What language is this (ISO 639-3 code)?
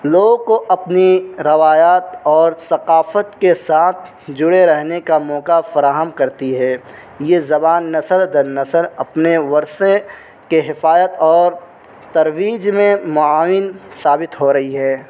urd